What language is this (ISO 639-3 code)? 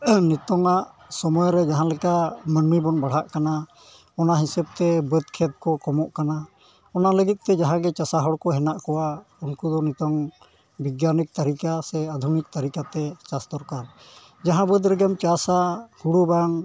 sat